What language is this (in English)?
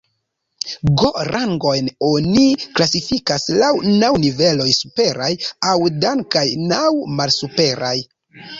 Esperanto